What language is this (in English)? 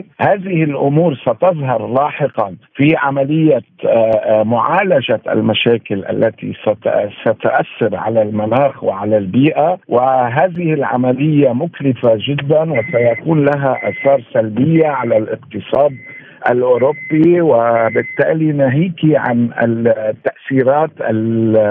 Arabic